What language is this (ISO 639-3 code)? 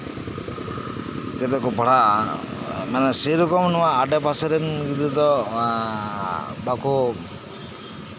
sat